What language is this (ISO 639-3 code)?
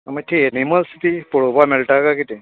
kok